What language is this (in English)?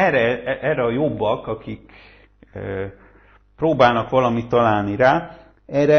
Hungarian